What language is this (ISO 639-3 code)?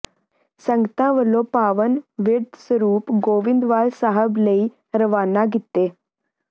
pan